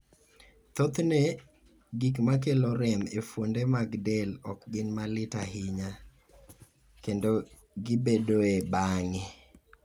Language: Luo (Kenya and Tanzania)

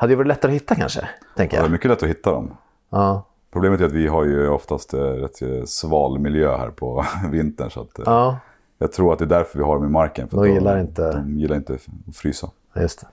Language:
Swedish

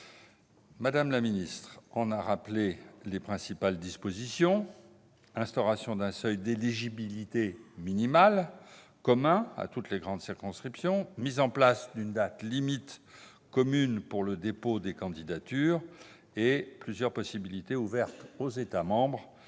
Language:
French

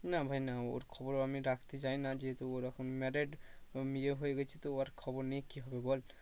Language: Bangla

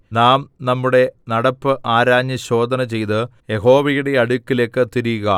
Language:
Malayalam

